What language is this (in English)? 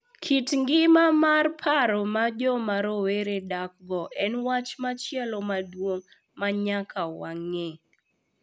Luo (Kenya and Tanzania)